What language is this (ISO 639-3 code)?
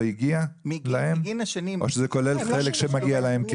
heb